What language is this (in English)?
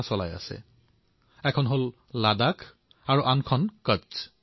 Assamese